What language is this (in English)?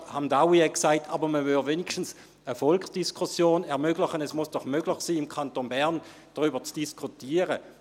Swiss German